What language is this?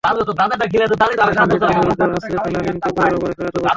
Bangla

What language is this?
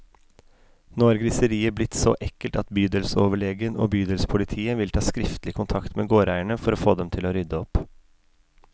Norwegian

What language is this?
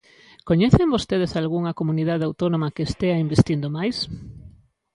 Galician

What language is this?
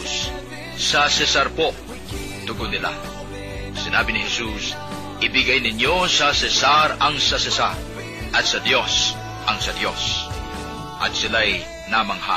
Filipino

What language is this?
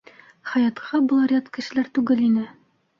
Bashkir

